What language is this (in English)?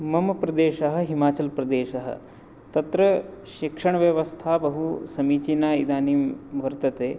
Sanskrit